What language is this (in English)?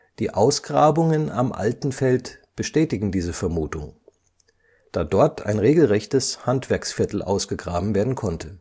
German